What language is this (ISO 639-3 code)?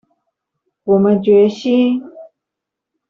zho